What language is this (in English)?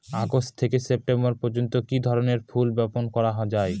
Bangla